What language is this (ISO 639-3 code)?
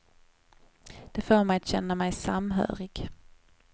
swe